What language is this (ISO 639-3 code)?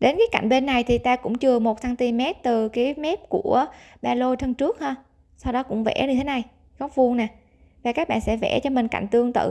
vie